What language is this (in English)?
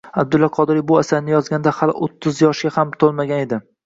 Uzbek